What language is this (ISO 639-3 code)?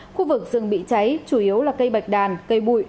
vie